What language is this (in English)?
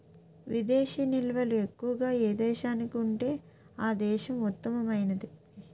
Telugu